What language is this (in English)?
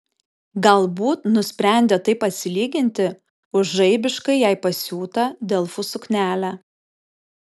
Lithuanian